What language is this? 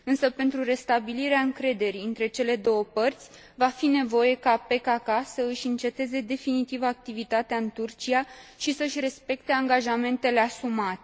Romanian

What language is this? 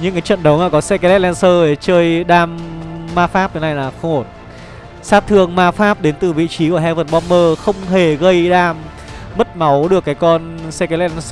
Vietnamese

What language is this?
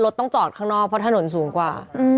Thai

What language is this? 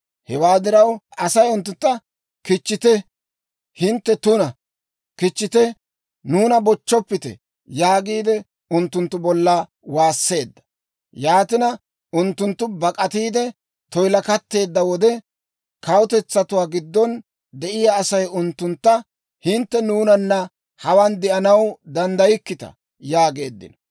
Dawro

